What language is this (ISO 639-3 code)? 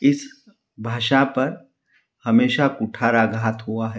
hin